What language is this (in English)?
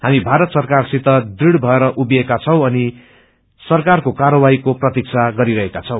Nepali